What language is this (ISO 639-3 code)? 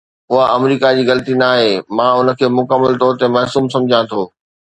snd